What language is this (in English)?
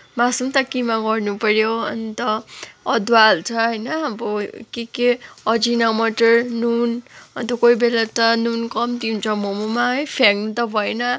Nepali